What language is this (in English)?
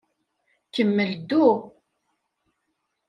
Kabyle